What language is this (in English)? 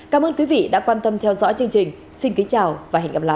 Vietnamese